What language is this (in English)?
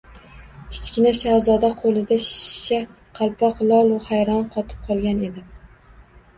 Uzbek